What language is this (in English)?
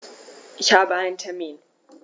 German